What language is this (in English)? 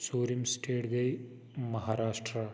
Kashmiri